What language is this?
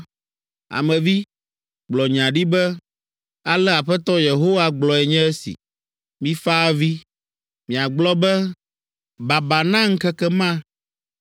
Ewe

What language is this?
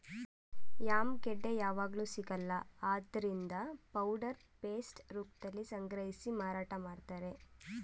Kannada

